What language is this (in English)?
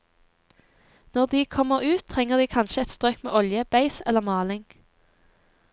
Norwegian